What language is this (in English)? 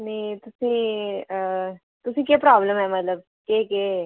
Dogri